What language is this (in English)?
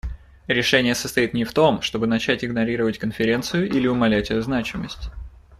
Russian